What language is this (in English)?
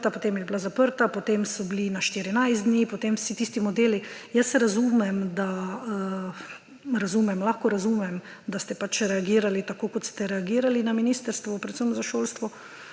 Slovenian